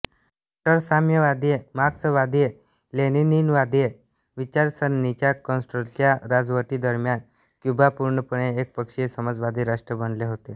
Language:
Marathi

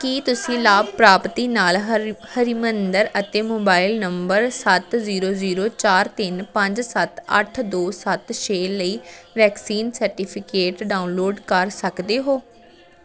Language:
Punjabi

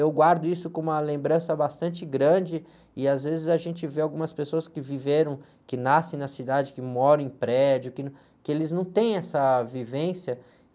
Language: Portuguese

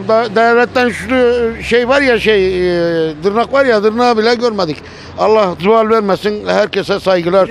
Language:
Turkish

